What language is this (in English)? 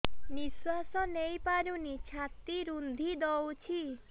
Odia